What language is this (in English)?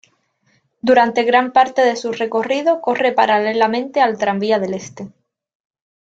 Spanish